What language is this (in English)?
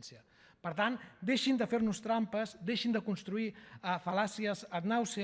Catalan